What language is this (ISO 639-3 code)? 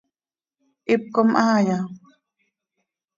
sei